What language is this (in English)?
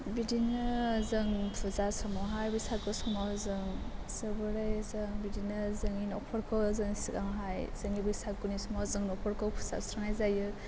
Bodo